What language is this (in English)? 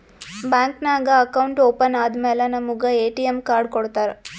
Kannada